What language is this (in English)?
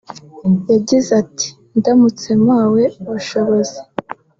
Kinyarwanda